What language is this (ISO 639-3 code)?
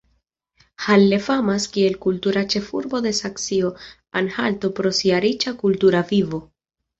epo